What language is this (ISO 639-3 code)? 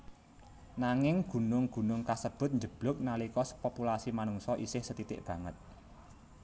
jav